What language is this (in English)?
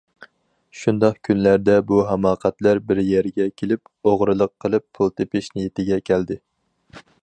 Uyghur